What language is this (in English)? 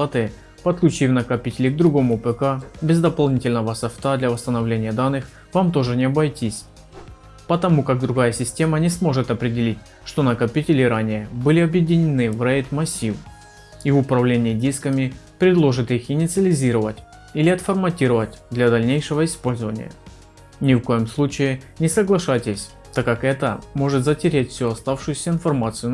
Russian